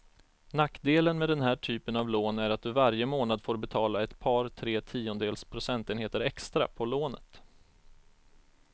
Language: Swedish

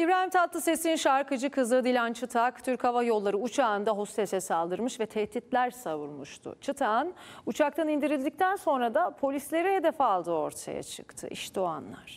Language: Turkish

